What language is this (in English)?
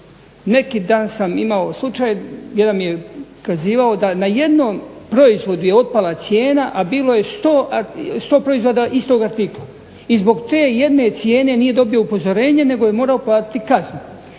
Croatian